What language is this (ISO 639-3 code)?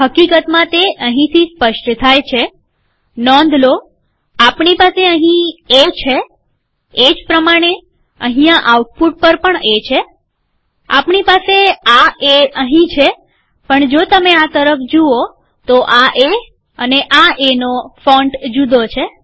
guj